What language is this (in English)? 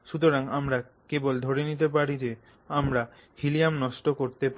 Bangla